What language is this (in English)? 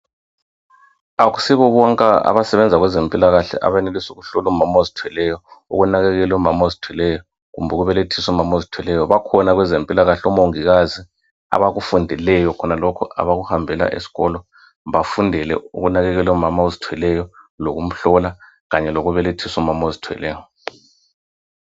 North Ndebele